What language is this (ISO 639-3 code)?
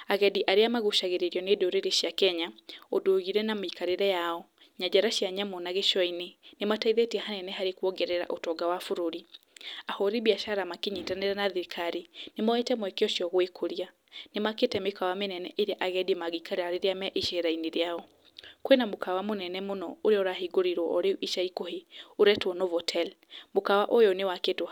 kik